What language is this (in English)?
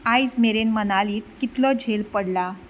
Konkani